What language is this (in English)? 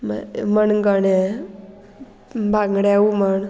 Konkani